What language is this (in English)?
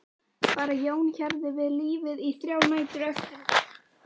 Icelandic